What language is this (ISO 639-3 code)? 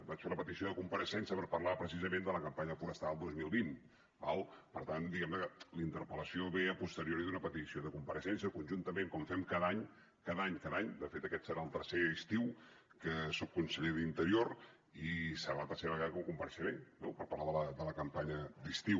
cat